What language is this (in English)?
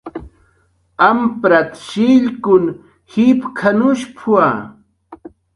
Jaqaru